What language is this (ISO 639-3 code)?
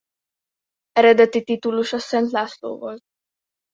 hun